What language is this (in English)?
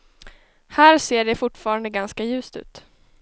Swedish